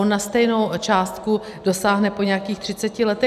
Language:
Czech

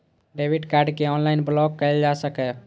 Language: Maithili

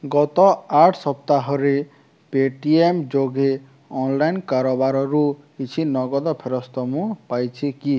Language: Odia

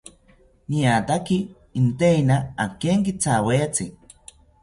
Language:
South Ucayali Ashéninka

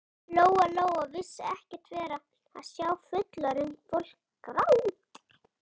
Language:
Icelandic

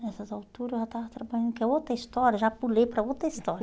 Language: Portuguese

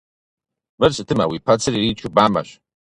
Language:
Kabardian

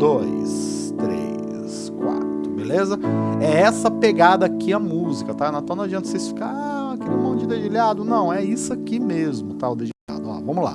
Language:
Portuguese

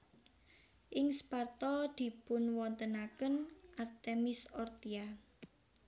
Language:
Javanese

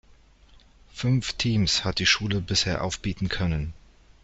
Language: German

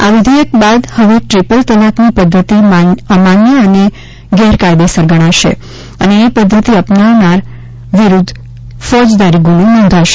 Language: Gujarati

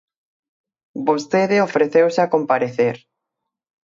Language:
Galician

